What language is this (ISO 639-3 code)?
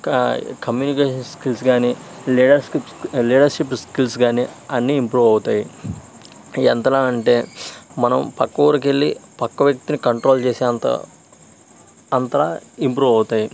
tel